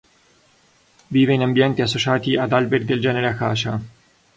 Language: Italian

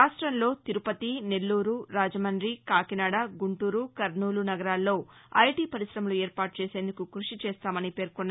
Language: Telugu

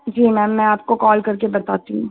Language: Hindi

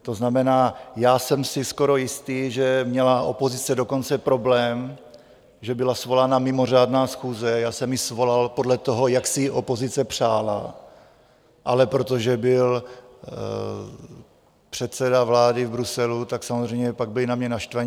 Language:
Czech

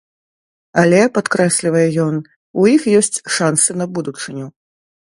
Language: Belarusian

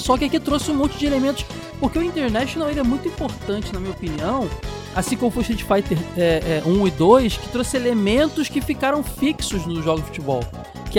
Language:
Portuguese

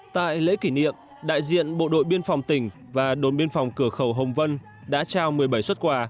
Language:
Vietnamese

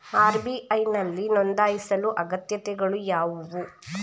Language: Kannada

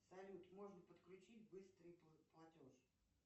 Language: Russian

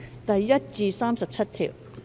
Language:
Cantonese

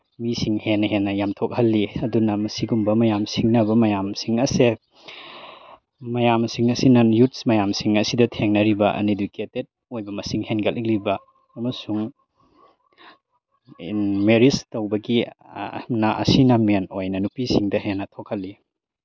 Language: Manipuri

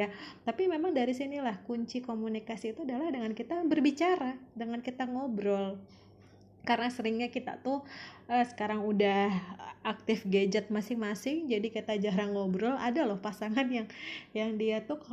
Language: Indonesian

